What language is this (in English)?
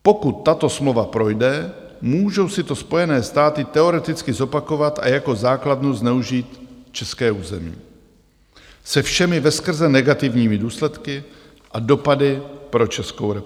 Czech